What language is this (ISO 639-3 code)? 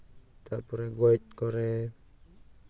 sat